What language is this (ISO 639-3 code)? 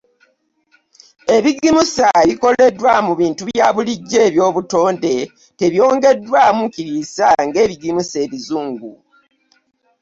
lug